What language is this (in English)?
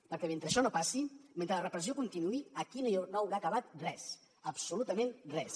Catalan